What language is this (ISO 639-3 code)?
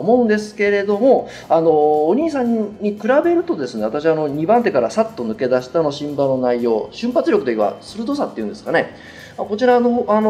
jpn